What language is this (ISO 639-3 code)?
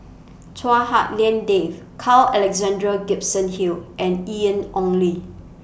eng